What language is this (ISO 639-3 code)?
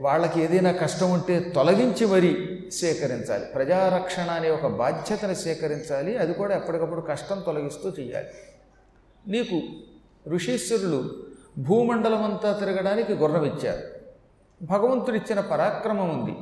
tel